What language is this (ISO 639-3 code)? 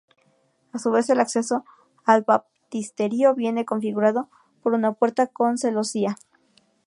spa